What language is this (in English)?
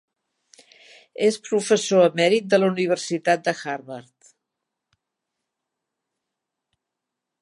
Catalan